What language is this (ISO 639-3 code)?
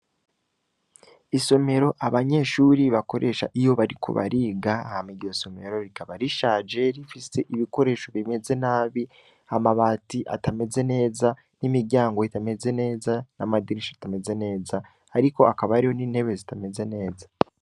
run